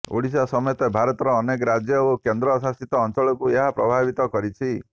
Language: Odia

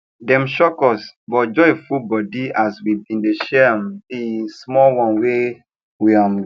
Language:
Nigerian Pidgin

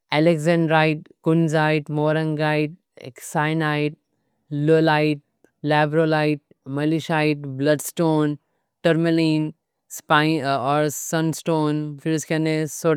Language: Deccan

